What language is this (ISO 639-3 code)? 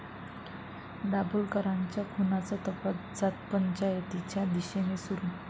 mar